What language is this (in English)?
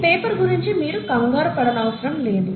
Telugu